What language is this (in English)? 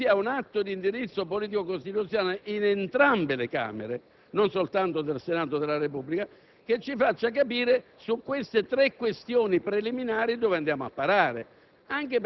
Italian